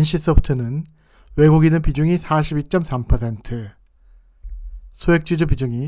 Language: Korean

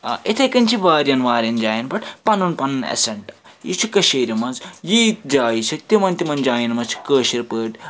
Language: Kashmiri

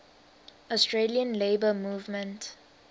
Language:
English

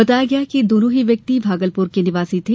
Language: Hindi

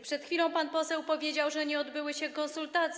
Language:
Polish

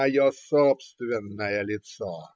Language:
Russian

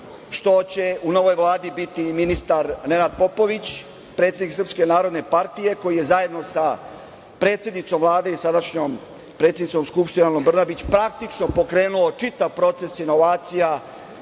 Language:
Serbian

